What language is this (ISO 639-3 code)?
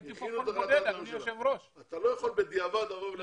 heb